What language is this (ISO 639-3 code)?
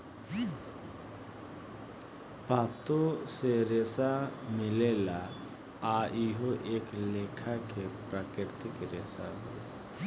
bho